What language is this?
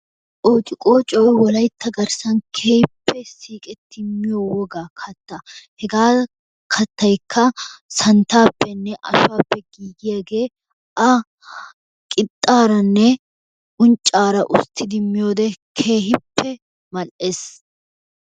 Wolaytta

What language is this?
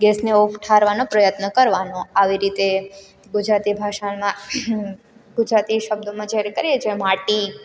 Gujarati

